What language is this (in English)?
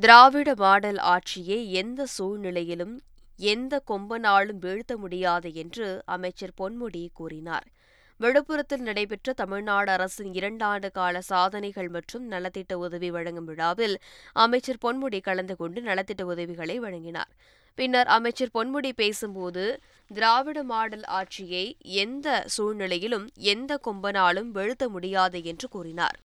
Tamil